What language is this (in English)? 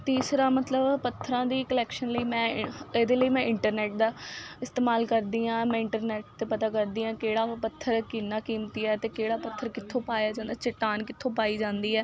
Punjabi